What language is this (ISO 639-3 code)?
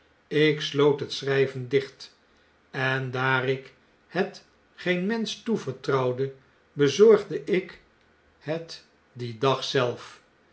nld